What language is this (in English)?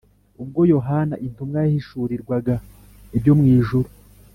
Kinyarwanda